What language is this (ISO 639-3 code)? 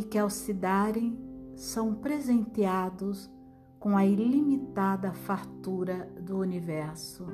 por